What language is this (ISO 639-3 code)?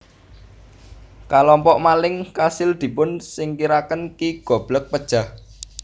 jav